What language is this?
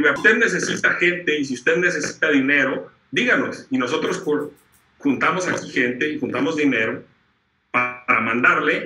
Spanish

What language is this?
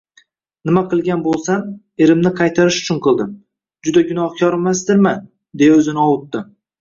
Uzbek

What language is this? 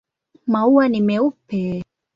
Swahili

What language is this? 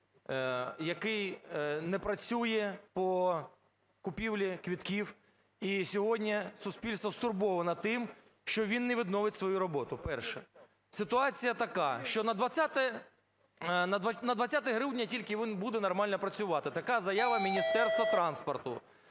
Ukrainian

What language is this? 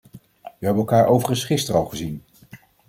Dutch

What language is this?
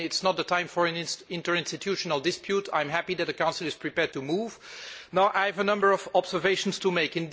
English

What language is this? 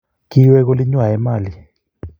Kalenjin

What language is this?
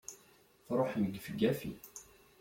Kabyle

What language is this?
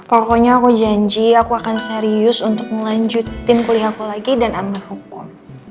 Indonesian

